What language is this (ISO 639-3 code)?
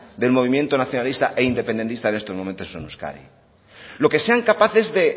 spa